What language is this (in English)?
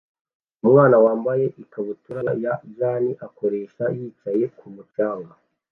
Kinyarwanda